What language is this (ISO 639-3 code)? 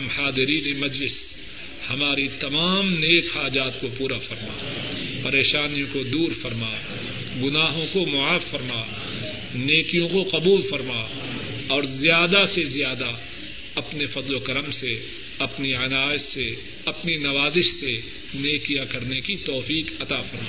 urd